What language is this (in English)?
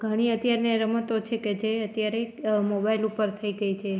Gujarati